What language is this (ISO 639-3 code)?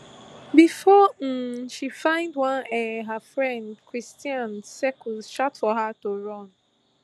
pcm